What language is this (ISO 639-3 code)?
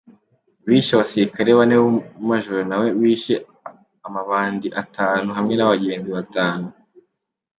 kin